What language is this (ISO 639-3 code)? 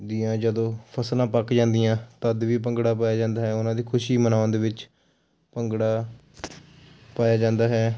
pan